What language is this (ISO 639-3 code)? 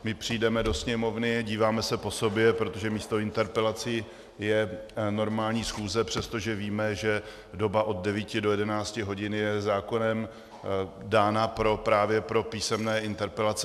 ces